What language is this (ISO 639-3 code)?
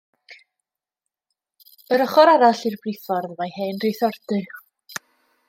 cym